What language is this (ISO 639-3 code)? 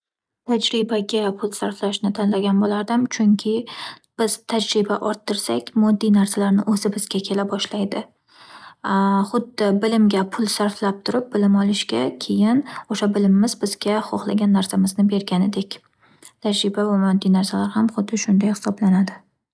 uzb